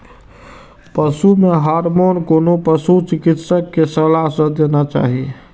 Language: Maithili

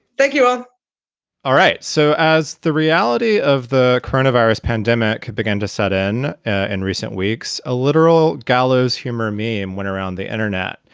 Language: English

